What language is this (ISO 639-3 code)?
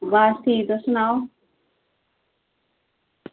doi